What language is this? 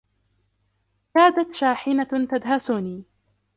Arabic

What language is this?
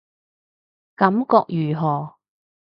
Cantonese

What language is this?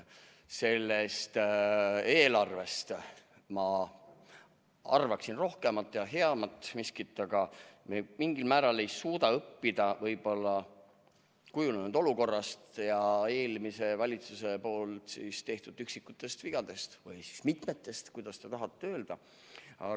Estonian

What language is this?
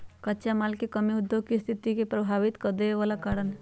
Magahi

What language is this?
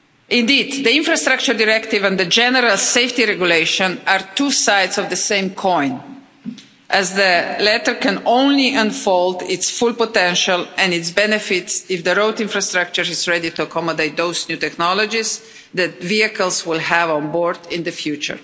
English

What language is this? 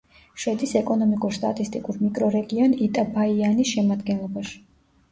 Georgian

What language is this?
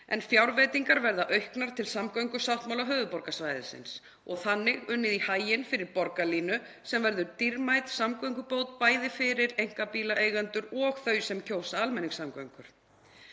Icelandic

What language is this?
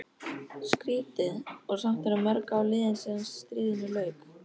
Icelandic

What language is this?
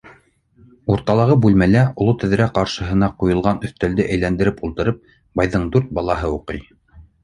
Bashkir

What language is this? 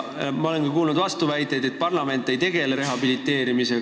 Estonian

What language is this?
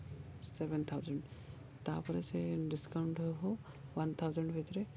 Odia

